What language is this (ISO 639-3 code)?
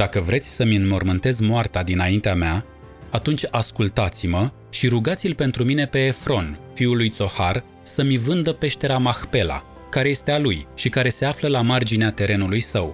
ron